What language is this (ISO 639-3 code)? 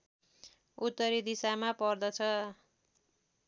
nep